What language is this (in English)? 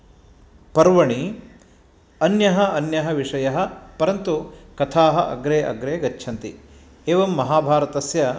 Sanskrit